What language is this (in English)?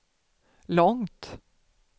Swedish